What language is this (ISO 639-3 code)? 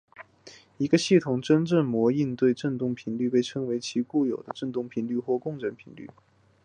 zho